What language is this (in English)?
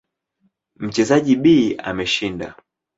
Swahili